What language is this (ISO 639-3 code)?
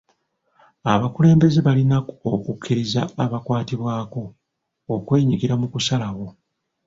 lug